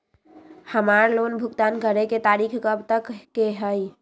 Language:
Magahi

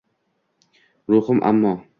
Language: Uzbek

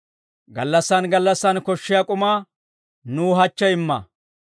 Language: Dawro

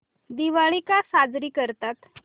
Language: Marathi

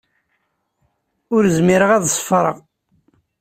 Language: Kabyle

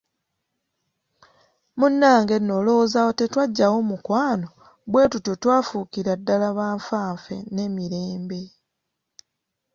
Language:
Ganda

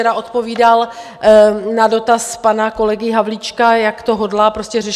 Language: Czech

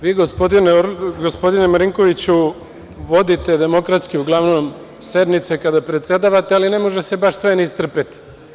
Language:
Serbian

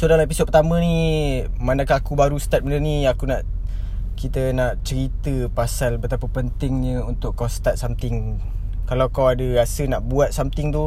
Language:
Malay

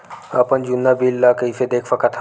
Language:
Chhattisgarhi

